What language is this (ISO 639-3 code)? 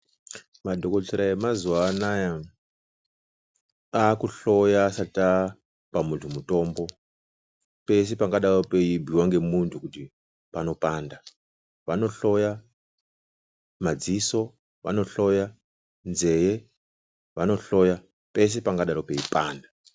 ndc